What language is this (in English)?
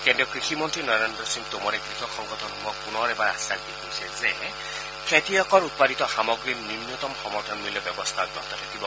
Assamese